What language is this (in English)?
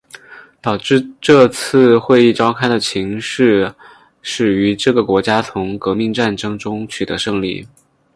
Chinese